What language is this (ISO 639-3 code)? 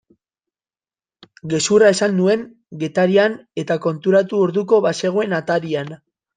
eus